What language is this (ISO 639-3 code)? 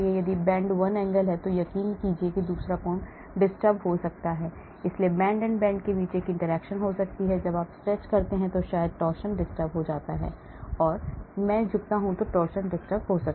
hin